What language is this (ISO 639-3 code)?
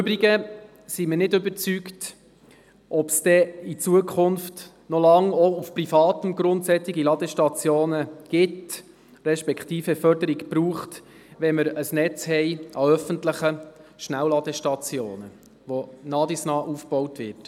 gsw